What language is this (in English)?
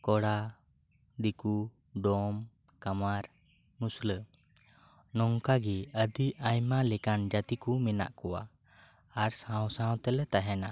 Santali